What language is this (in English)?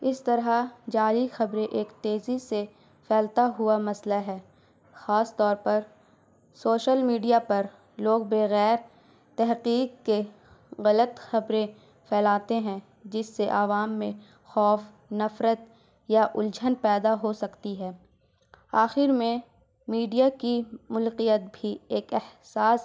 Urdu